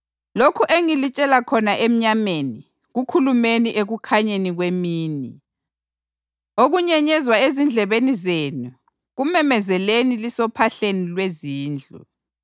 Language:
North Ndebele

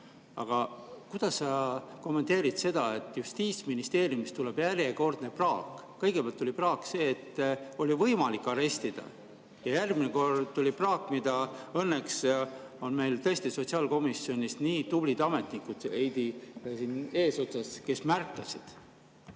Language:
Estonian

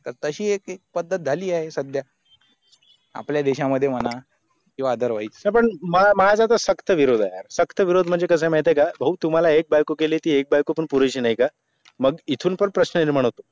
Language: Marathi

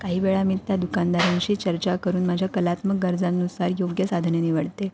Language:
Marathi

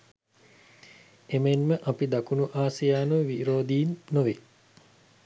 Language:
Sinhala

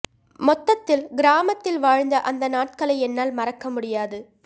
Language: Tamil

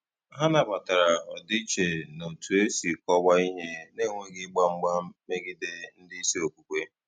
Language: Igbo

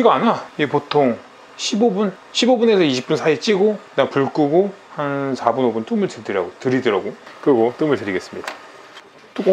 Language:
Korean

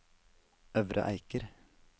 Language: Norwegian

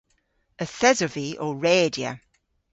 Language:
Cornish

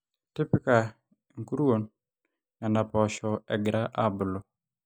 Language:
Masai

